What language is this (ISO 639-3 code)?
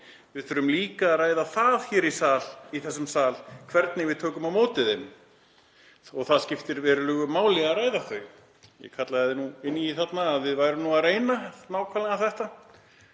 isl